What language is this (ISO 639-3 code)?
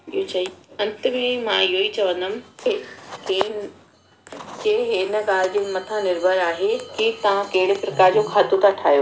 snd